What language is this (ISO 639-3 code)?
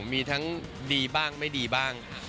tha